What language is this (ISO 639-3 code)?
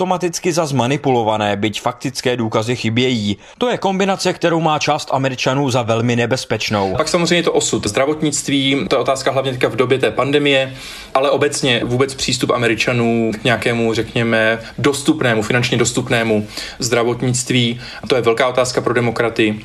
ces